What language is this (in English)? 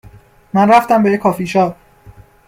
Persian